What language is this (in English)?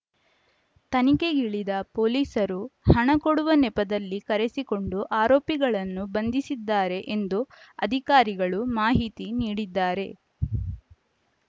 Kannada